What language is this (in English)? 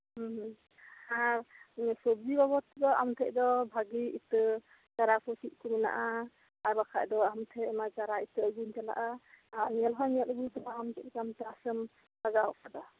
Santali